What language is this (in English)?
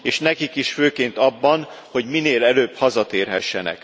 Hungarian